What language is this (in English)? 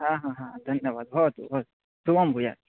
Sanskrit